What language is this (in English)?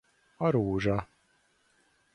Hungarian